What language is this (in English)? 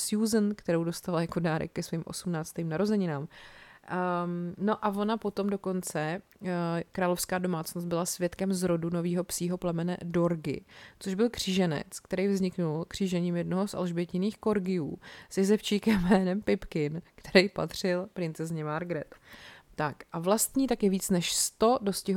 Czech